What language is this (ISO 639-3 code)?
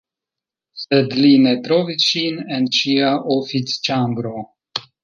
epo